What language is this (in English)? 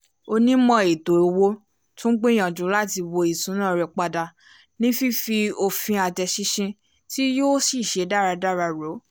Yoruba